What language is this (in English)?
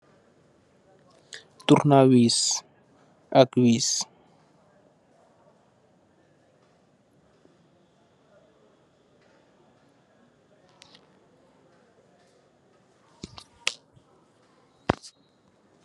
Wolof